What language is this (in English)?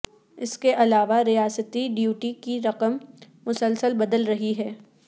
Urdu